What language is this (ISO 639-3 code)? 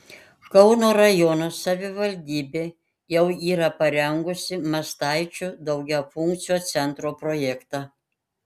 lit